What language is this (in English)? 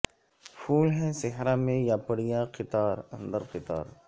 Urdu